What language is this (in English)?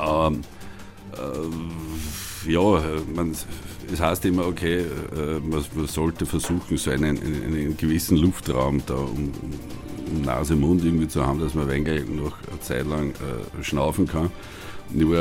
German